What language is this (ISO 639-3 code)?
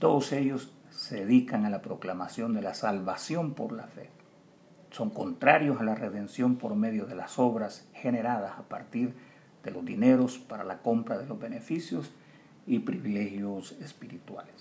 spa